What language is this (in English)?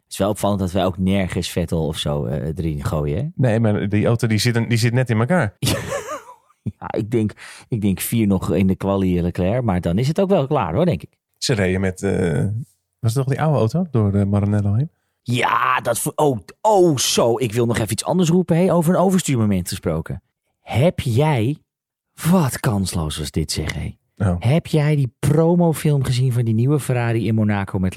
Dutch